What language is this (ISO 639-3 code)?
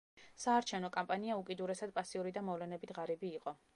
kat